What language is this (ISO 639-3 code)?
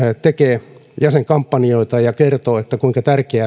fin